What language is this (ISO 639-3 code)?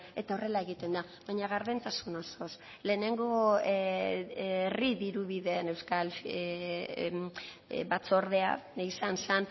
eus